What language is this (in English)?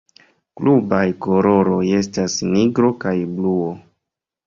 Esperanto